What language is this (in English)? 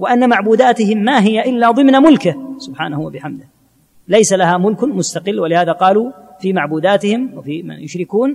Arabic